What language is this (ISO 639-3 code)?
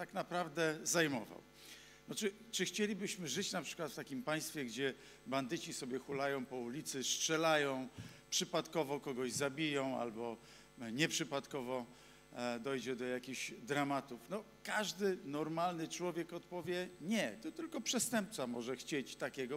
pol